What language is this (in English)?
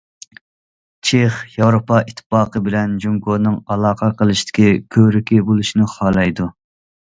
Uyghur